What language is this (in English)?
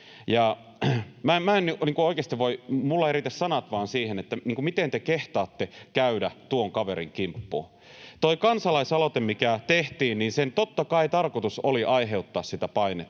Finnish